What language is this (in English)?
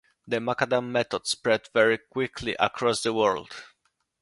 English